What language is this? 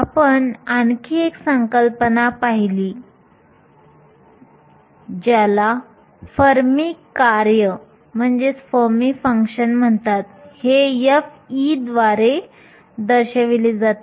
Marathi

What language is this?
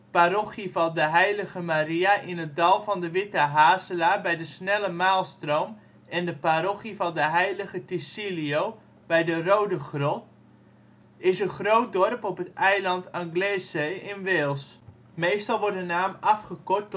Dutch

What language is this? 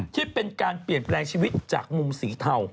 Thai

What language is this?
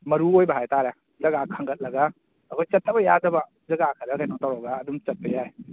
Manipuri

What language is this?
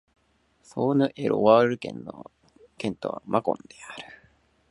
Japanese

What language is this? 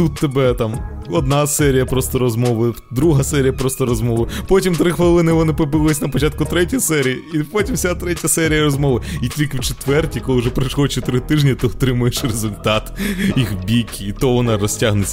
Ukrainian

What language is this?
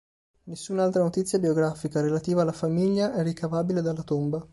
Italian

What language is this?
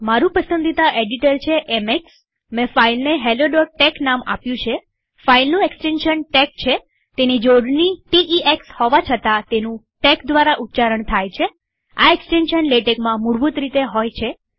Gujarati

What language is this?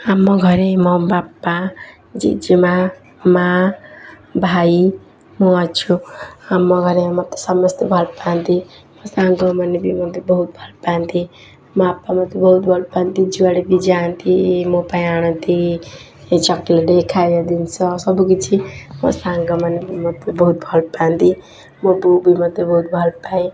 Odia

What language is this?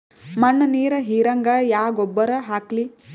Kannada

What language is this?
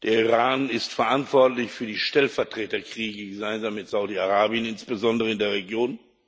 German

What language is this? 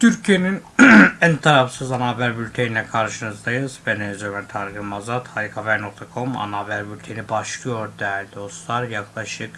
Turkish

